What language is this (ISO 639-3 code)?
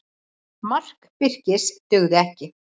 isl